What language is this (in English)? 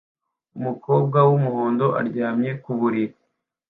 Kinyarwanda